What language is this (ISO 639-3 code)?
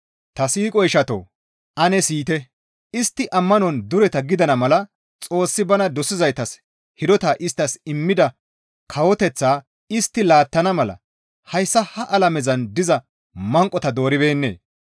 gmv